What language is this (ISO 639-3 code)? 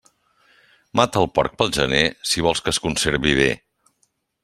cat